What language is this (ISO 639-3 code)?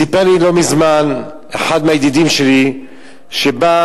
heb